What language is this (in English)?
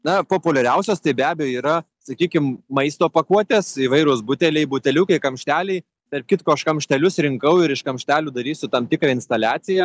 Lithuanian